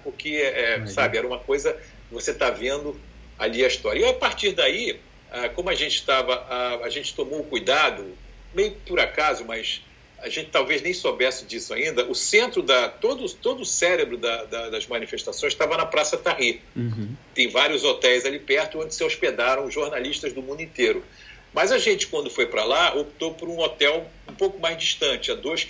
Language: Portuguese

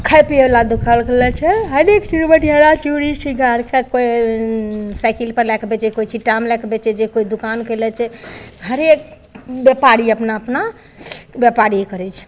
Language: Maithili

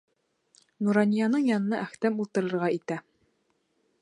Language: Bashkir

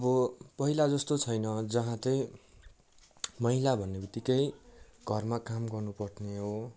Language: Nepali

